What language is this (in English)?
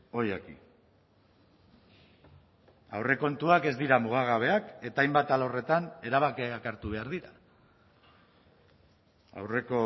Basque